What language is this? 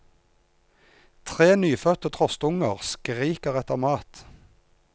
Norwegian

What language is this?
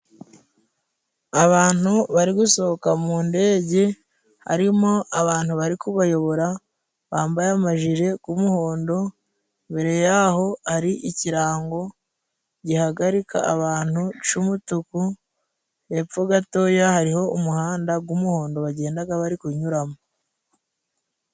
Kinyarwanda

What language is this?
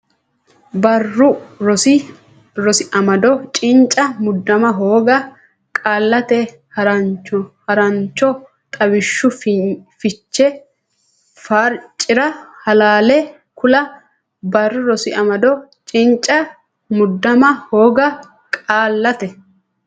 Sidamo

